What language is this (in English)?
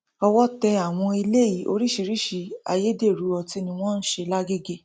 Yoruba